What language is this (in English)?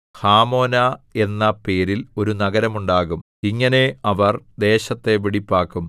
Malayalam